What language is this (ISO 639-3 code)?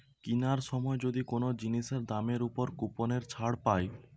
ben